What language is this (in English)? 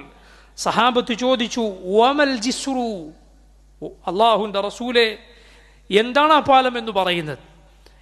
Arabic